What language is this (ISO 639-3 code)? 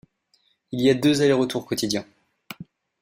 fra